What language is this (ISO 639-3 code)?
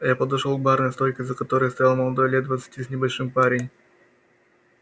rus